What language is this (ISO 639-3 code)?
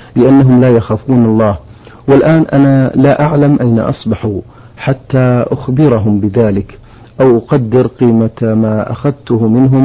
ara